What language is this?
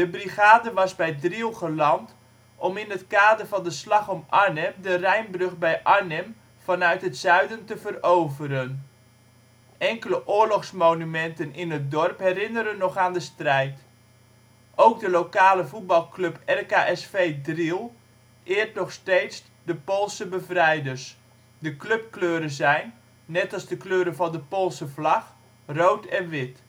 Dutch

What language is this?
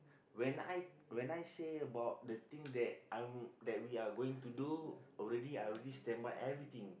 English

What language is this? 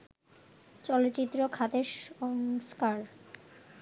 Bangla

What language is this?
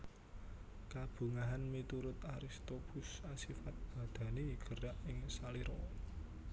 Javanese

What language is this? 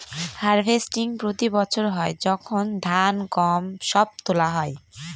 Bangla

